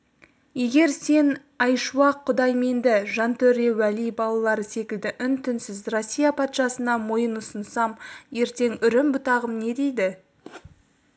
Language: Kazakh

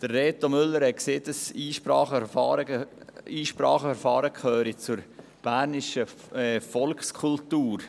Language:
Swiss German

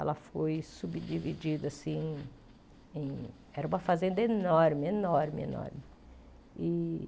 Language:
Portuguese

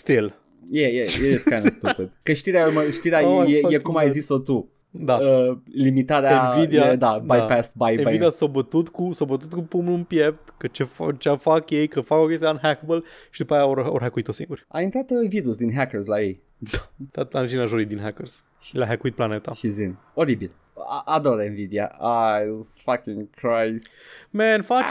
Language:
Romanian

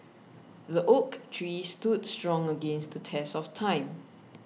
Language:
English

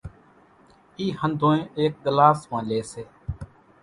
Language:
Kachi Koli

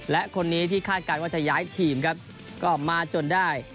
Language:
Thai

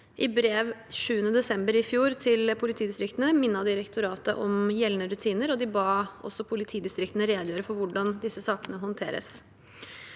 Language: Norwegian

